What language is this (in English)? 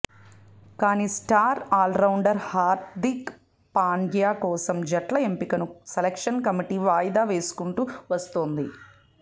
Telugu